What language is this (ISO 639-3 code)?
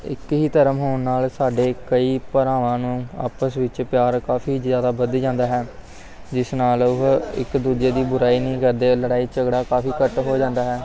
pan